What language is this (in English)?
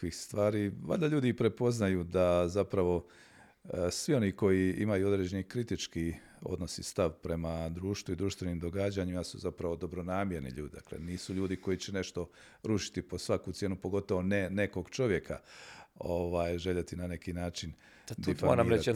Croatian